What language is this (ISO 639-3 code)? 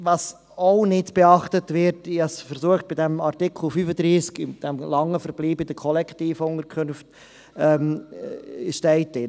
gsw